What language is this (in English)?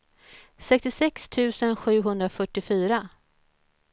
Swedish